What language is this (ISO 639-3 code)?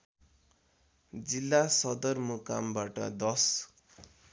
nep